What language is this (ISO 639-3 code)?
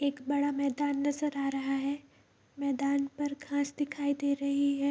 hin